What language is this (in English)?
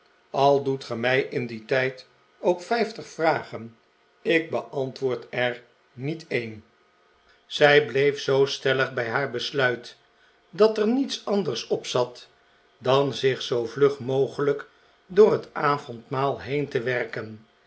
Dutch